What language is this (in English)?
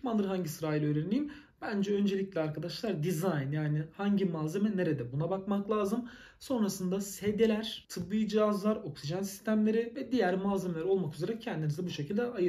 Turkish